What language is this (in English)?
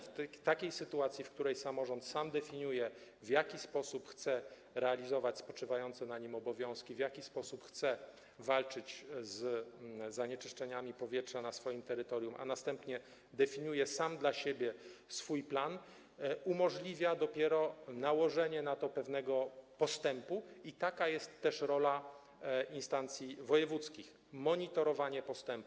Polish